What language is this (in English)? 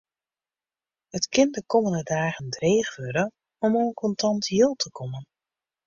Western Frisian